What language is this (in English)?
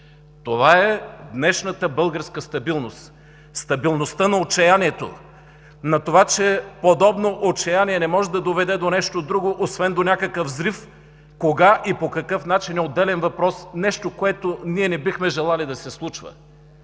Bulgarian